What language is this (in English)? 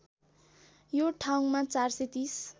Nepali